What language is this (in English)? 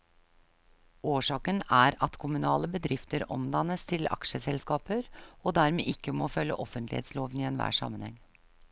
Norwegian